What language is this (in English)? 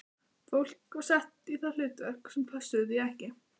Icelandic